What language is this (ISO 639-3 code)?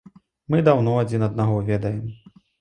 bel